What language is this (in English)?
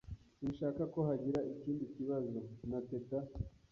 Kinyarwanda